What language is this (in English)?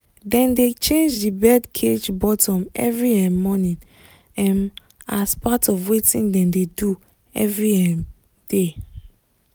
Nigerian Pidgin